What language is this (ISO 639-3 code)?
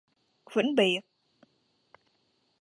vie